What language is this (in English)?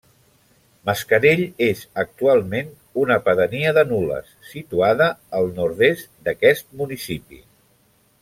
Catalan